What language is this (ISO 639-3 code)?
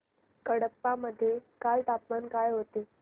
mar